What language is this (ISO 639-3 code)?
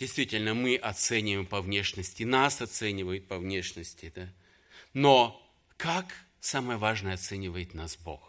rus